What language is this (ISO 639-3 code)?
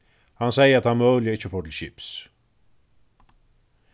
fao